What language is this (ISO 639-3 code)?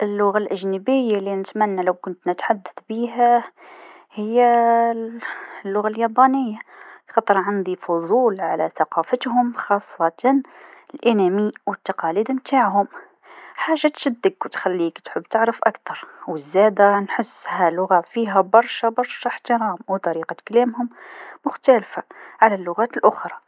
aeb